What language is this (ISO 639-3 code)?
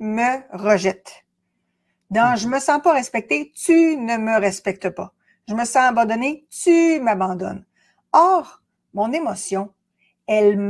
fra